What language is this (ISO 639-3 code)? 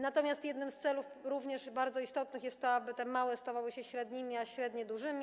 pol